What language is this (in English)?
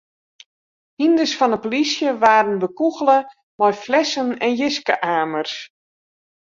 Western Frisian